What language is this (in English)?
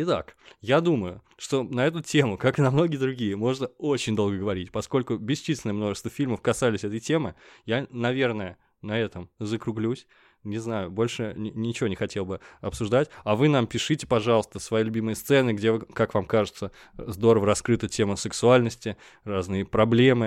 Russian